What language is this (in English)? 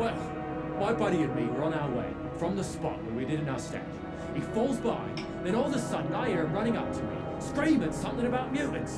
Polish